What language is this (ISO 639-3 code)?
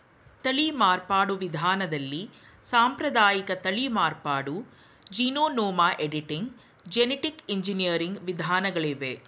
kan